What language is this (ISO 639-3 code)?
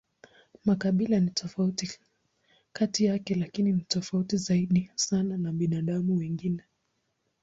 swa